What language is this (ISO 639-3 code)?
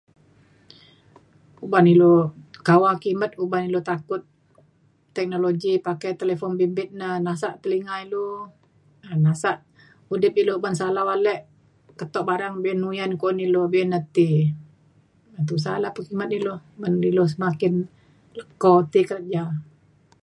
xkl